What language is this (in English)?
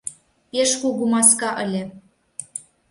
Mari